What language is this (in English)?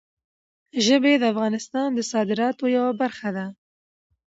Pashto